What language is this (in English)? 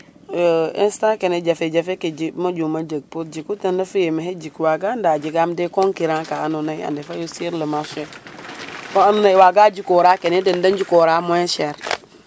Serer